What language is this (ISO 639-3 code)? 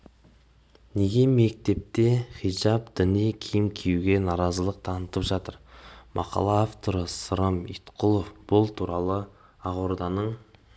kaz